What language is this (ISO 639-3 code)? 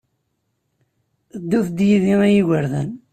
kab